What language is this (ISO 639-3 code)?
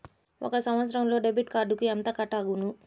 tel